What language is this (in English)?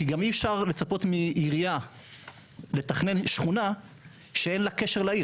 Hebrew